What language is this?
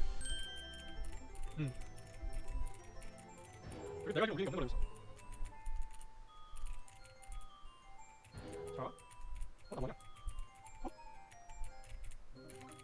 Korean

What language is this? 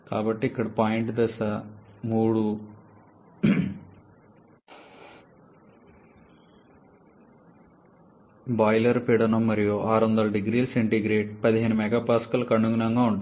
Telugu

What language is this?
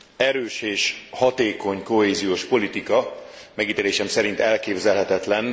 Hungarian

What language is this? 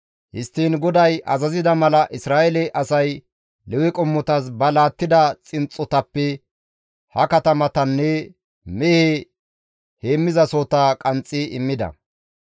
Gamo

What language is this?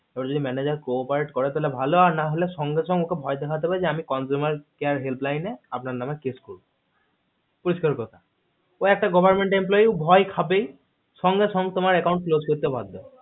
Bangla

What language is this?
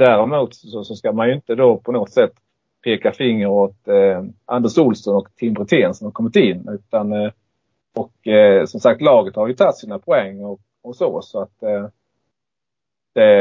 Swedish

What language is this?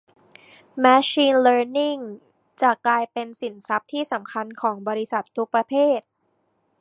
Thai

